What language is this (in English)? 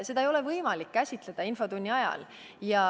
Estonian